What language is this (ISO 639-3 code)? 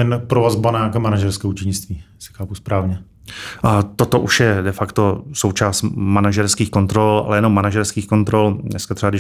ces